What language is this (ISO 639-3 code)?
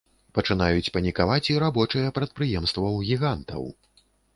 bel